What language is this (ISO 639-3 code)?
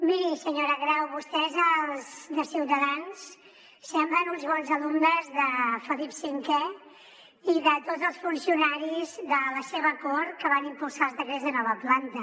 cat